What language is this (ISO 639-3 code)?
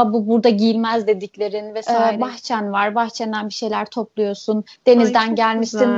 tur